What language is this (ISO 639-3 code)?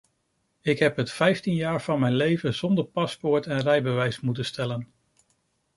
nld